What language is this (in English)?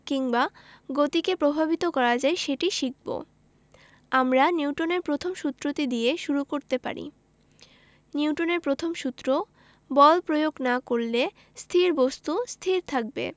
Bangla